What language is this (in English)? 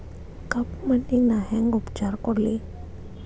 Kannada